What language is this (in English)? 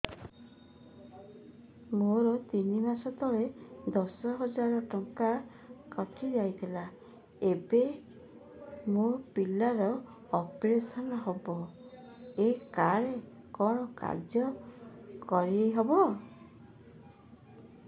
Odia